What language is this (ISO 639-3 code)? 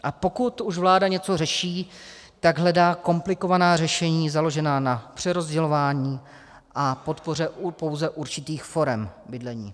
ces